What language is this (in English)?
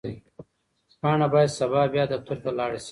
Pashto